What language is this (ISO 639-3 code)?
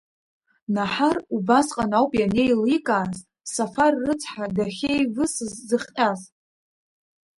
abk